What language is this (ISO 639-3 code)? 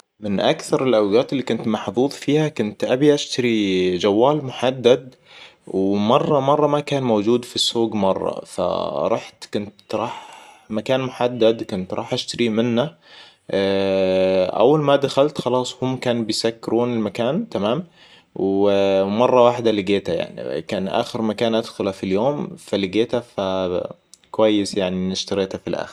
acw